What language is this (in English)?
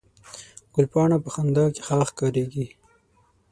Pashto